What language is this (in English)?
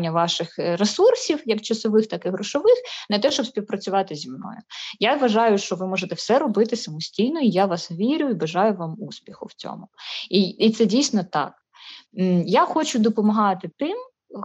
Ukrainian